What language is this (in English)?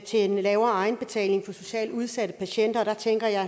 Danish